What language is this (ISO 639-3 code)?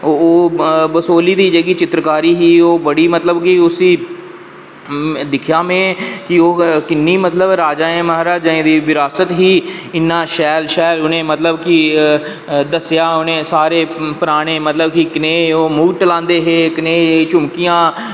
doi